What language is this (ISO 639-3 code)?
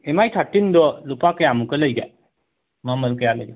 mni